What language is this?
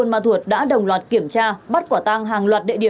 Vietnamese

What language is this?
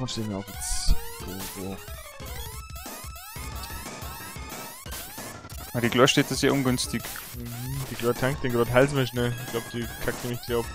German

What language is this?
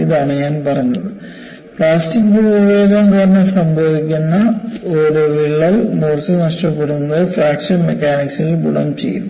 Malayalam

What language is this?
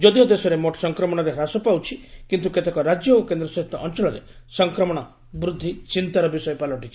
Odia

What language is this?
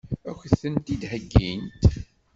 Kabyle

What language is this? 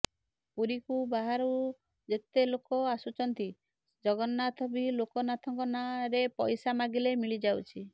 Odia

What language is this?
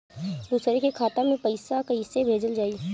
Bhojpuri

